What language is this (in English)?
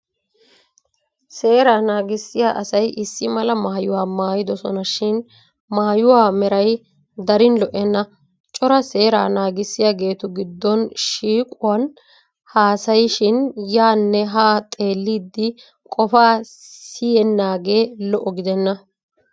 Wolaytta